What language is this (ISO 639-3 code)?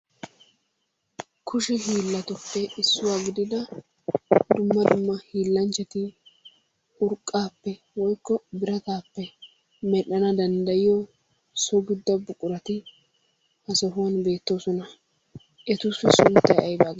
wal